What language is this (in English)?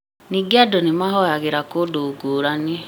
Kikuyu